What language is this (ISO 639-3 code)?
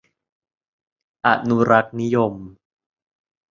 tha